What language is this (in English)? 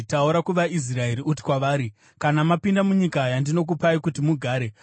Shona